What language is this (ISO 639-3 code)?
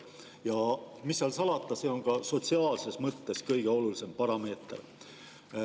est